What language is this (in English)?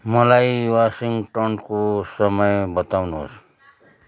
Nepali